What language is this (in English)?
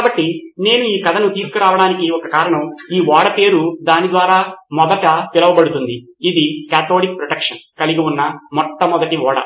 Telugu